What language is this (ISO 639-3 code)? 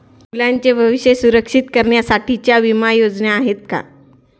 mar